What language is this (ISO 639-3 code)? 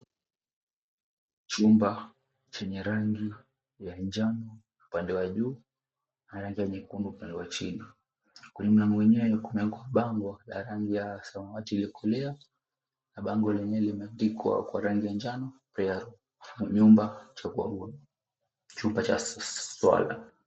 swa